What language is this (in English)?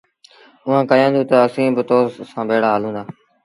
Sindhi Bhil